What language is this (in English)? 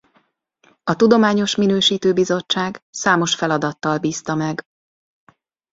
Hungarian